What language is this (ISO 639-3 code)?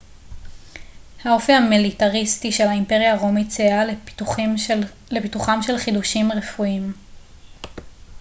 heb